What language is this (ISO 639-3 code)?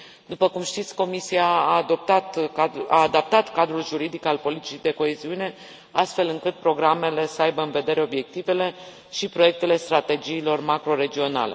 ron